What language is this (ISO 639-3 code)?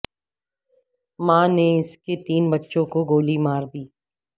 urd